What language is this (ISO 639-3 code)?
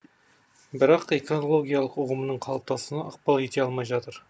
kaz